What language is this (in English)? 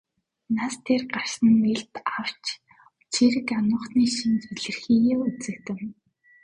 Mongolian